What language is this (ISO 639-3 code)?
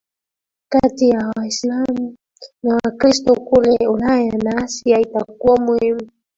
swa